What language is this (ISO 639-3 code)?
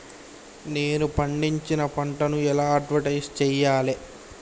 tel